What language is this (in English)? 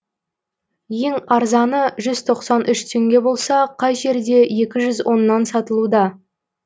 Kazakh